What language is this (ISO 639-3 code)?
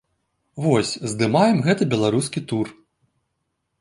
bel